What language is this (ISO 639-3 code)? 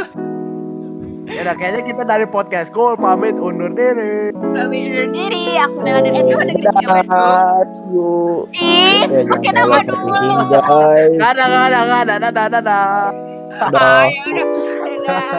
ind